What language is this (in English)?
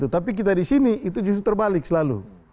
Indonesian